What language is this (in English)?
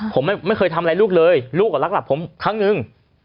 Thai